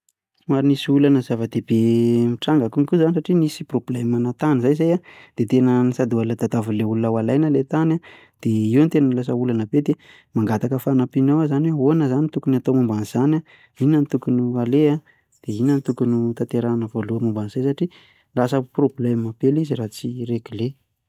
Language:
Malagasy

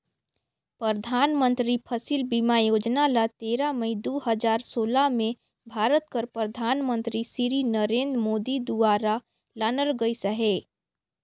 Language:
Chhattisgarhi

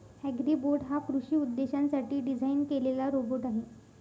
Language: Marathi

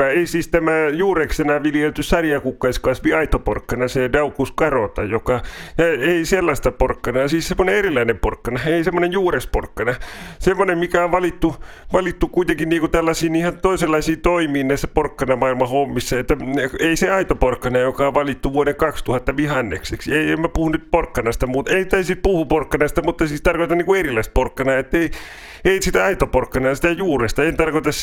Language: Finnish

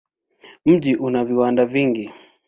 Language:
Swahili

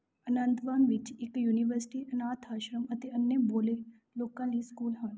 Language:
Punjabi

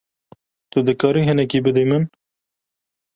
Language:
Kurdish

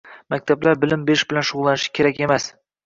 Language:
Uzbek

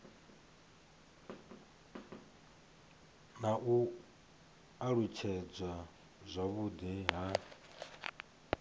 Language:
Venda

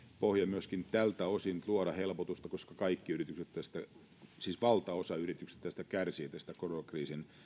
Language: Finnish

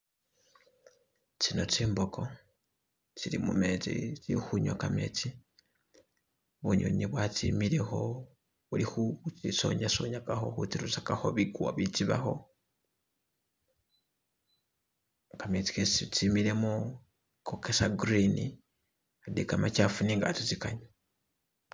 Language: Masaaba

